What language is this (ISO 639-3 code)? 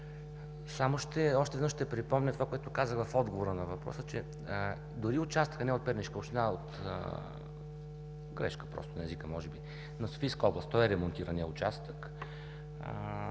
bul